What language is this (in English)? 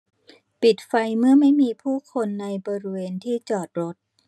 Thai